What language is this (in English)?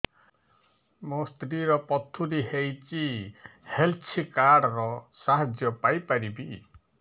Odia